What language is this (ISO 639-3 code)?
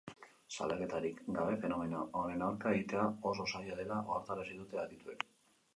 eus